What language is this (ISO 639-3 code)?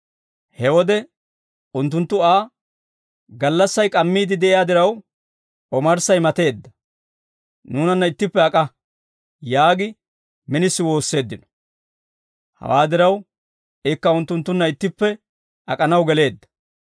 dwr